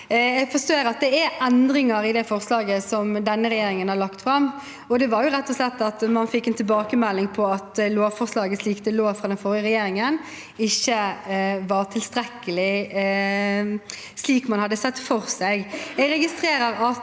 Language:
Norwegian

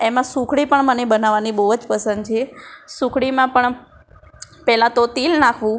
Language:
Gujarati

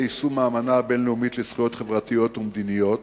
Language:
Hebrew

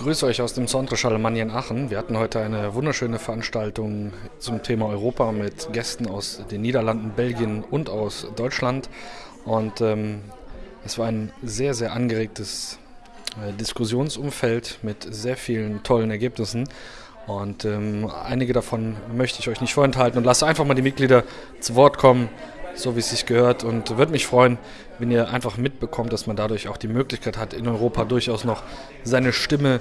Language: German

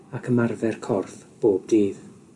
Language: Welsh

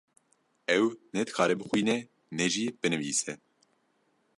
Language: Kurdish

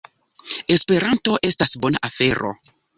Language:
Esperanto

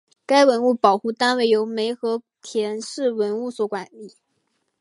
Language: Chinese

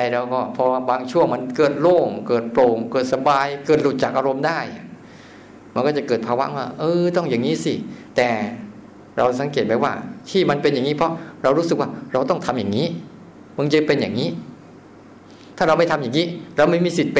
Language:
Thai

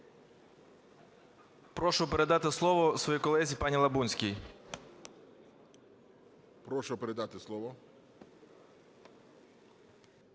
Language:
Ukrainian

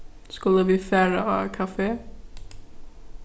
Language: Faroese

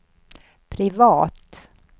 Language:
Swedish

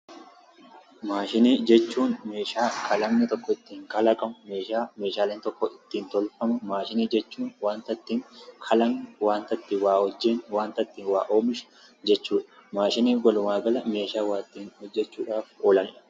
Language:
Oromo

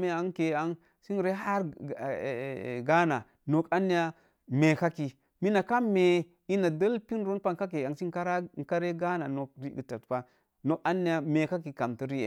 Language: Mom Jango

